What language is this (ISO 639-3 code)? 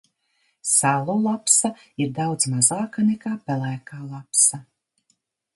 lav